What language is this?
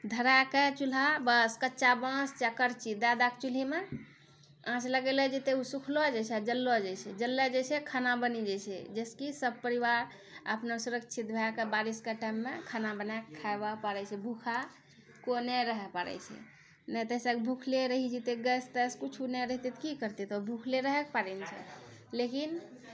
Maithili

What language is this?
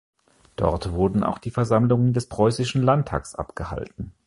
German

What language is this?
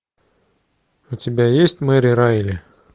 Russian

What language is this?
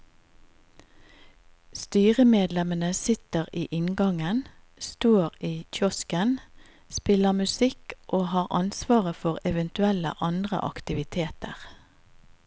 Norwegian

